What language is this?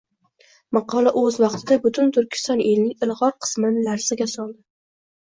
Uzbek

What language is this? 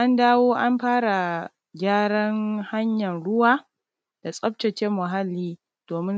Hausa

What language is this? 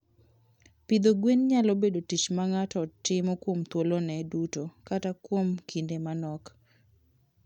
Luo (Kenya and Tanzania)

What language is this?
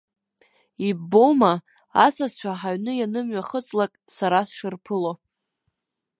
Abkhazian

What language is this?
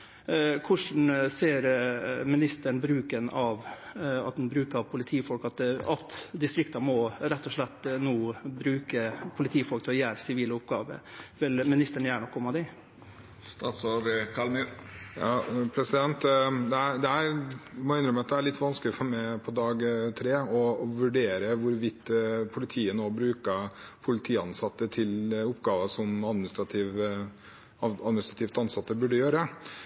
Norwegian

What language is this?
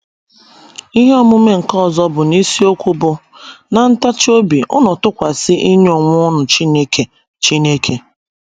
Igbo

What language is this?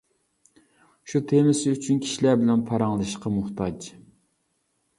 Uyghur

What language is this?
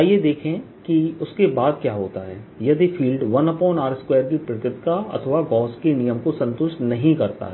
Hindi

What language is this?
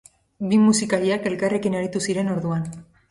Basque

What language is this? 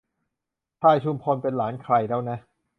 Thai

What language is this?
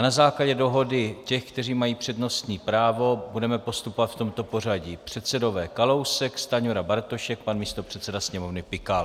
Czech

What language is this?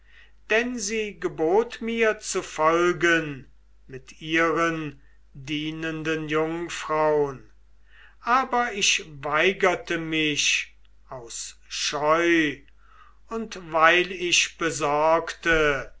German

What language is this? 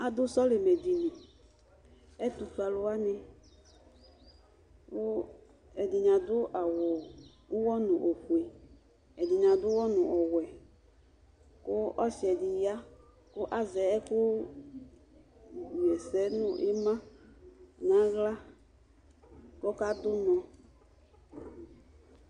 Ikposo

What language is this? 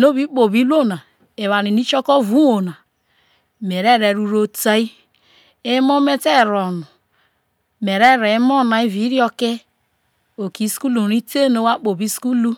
Isoko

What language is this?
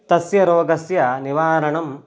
Sanskrit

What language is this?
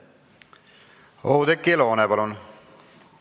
Estonian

